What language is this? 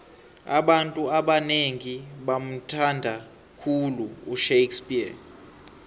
South Ndebele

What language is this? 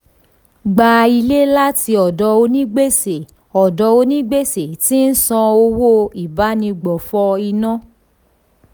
Yoruba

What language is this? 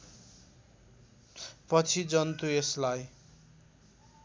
Nepali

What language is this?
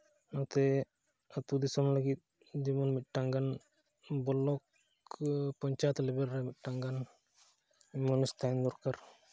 Santali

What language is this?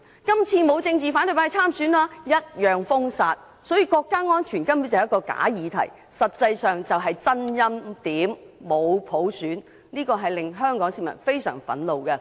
Cantonese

